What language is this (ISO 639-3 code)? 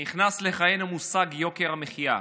heb